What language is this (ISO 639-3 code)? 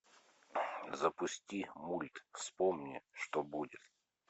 rus